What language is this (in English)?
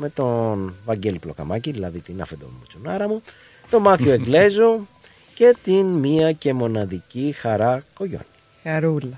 Greek